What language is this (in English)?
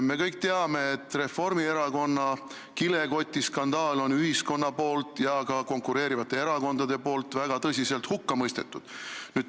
Estonian